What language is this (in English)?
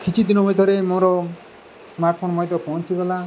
Odia